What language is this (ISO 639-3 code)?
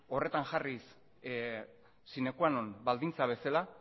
eus